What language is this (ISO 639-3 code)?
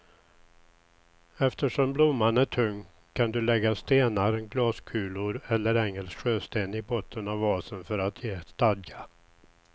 swe